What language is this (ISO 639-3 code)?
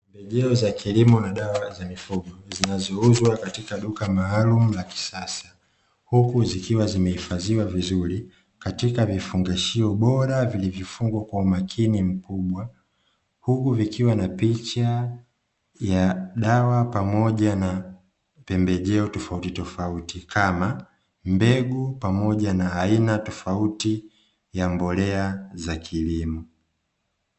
swa